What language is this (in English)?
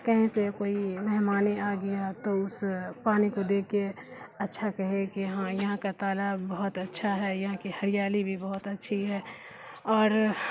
Urdu